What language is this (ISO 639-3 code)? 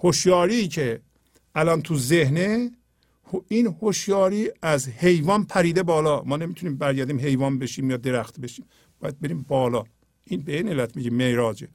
fas